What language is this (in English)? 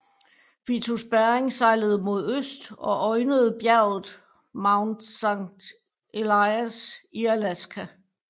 Danish